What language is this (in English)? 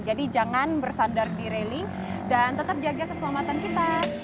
Indonesian